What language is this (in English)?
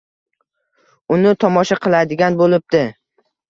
Uzbek